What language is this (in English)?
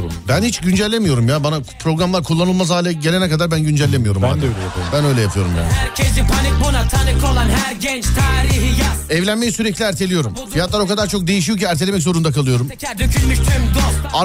Turkish